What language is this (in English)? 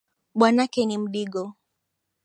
Swahili